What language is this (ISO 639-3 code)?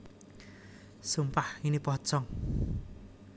jav